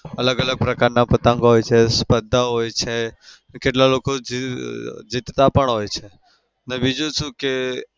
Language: Gujarati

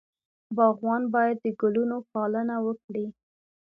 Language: Pashto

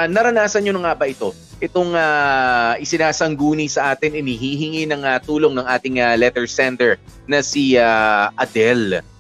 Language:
Filipino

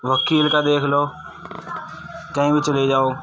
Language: Urdu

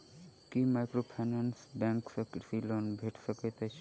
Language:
Maithili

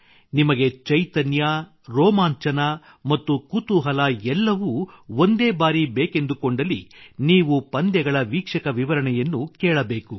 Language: Kannada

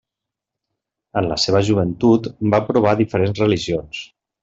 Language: Catalan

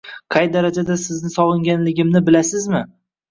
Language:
Uzbek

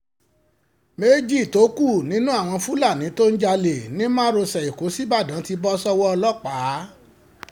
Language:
Yoruba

